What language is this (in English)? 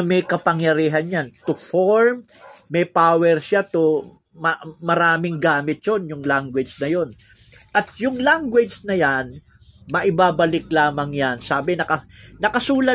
Filipino